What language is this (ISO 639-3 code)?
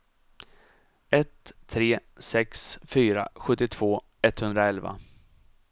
swe